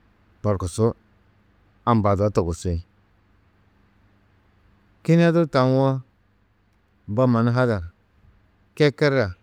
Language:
Tedaga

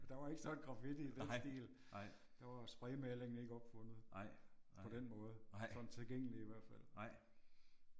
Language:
Danish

